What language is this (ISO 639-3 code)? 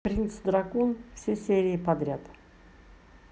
rus